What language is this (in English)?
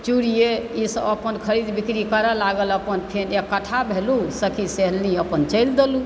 Maithili